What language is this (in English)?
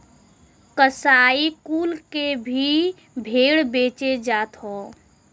Bhojpuri